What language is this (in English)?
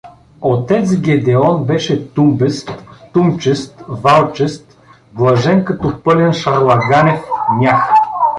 Bulgarian